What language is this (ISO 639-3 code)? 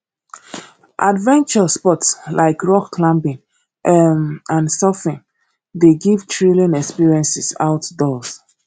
pcm